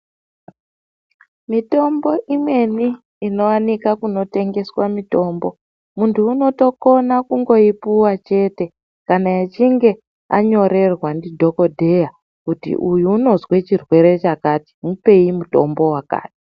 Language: Ndau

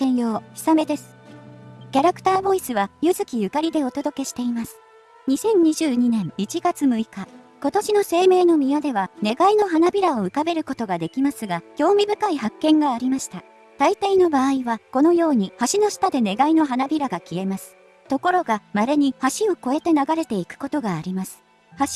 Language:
Japanese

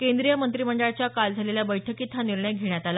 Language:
Marathi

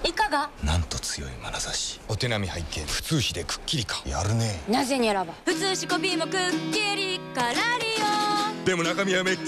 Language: Japanese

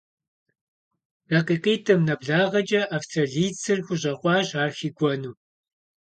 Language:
Kabardian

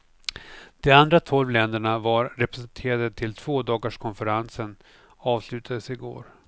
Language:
Swedish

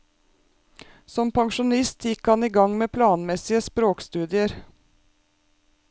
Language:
Norwegian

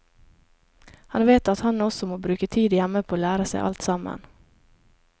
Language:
Norwegian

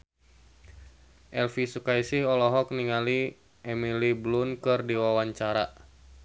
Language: Sundanese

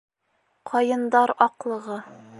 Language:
Bashkir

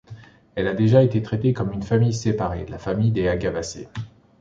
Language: French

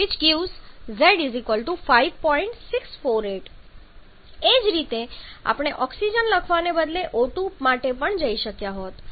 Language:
Gujarati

